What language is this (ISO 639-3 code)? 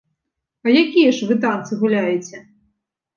bel